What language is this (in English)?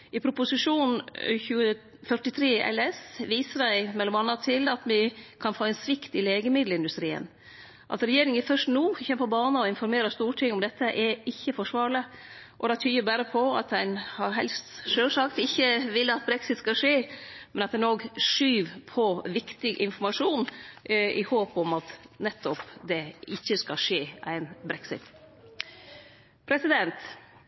Norwegian Nynorsk